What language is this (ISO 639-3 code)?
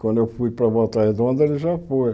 por